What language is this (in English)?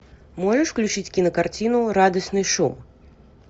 Russian